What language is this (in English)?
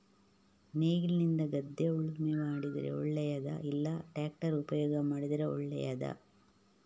Kannada